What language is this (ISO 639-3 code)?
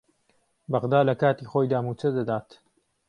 ckb